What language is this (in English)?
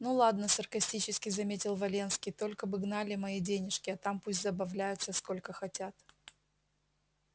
Russian